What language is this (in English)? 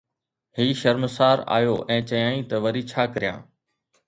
Sindhi